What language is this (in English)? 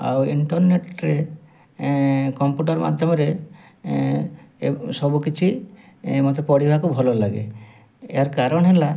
Odia